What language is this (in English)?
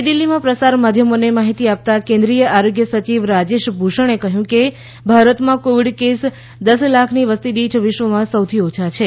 Gujarati